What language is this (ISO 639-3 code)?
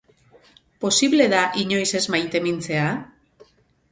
eus